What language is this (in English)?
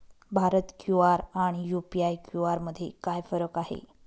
Marathi